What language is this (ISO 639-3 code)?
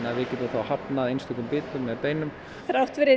isl